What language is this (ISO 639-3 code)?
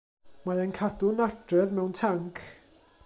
cym